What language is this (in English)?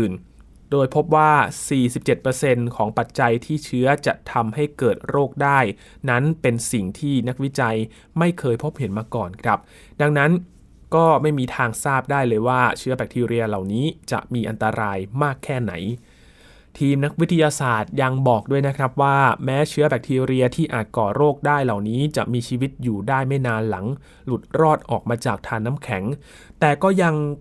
Thai